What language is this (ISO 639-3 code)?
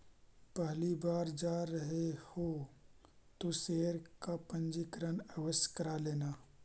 mag